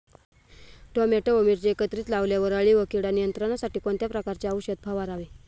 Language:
Marathi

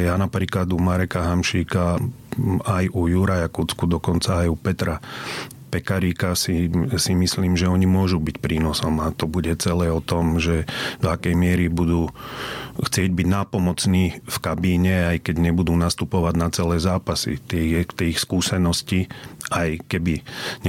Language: Slovak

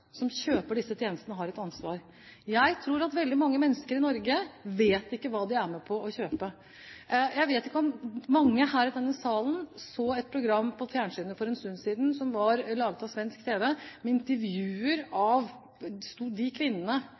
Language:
Norwegian Bokmål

